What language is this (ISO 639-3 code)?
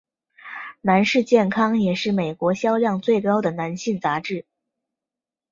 zho